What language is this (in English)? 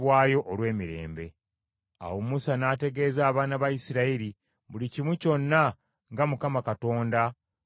Ganda